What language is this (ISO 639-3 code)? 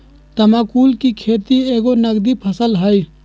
mag